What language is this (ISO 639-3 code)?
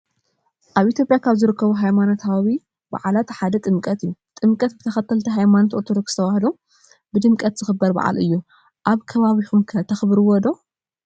tir